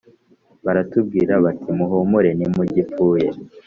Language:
Kinyarwanda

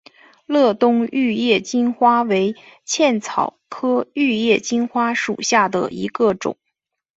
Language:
Chinese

